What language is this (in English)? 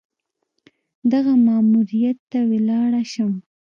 Pashto